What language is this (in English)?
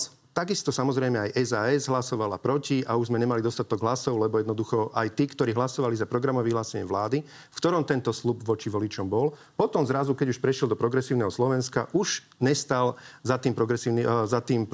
Slovak